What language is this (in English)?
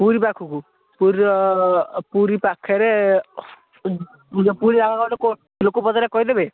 Odia